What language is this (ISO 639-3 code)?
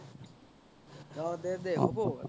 asm